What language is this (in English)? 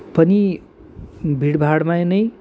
Nepali